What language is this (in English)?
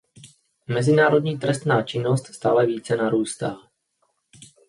Czech